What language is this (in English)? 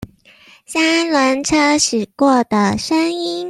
Chinese